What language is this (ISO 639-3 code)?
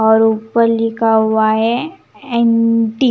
hin